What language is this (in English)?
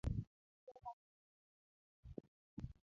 Luo (Kenya and Tanzania)